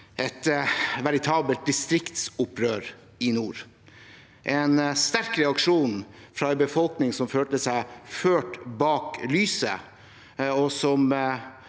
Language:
Norwegian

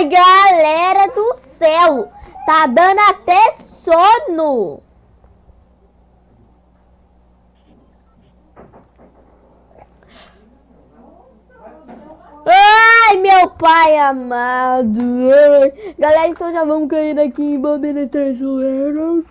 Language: Portuguese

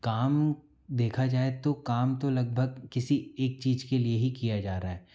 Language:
Hindi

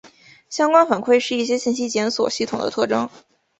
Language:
Chinese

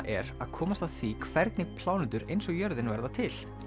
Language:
Icelandic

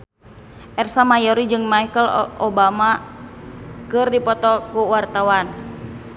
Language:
Sundanese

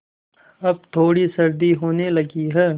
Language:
Hindi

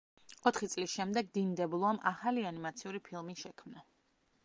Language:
Georgian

